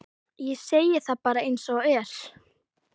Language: Icelandic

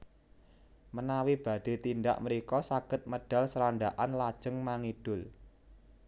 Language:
Javanese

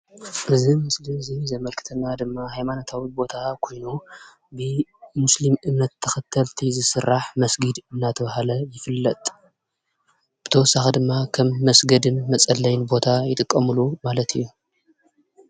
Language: Tigrinya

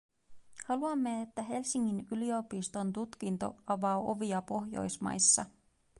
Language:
Finnish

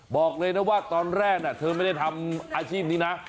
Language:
Thai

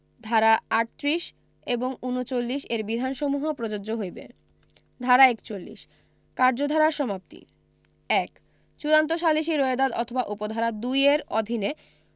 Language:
Bangla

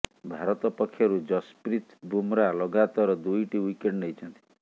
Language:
Odia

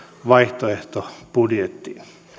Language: Finnish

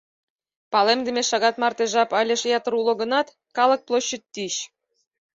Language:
Mari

